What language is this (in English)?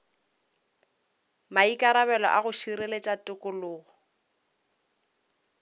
Northern Sotho